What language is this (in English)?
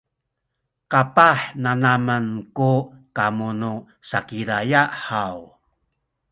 Sakizaya